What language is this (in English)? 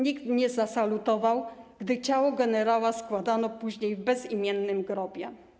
Polish